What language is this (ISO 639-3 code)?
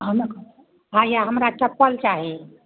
mai